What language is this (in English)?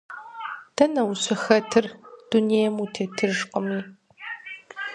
Kabardian